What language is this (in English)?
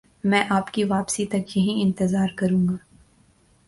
Urdu